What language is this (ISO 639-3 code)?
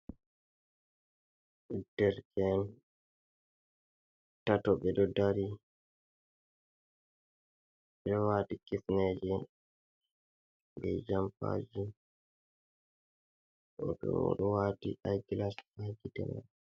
ful